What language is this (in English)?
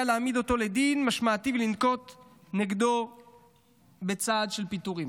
Hebrew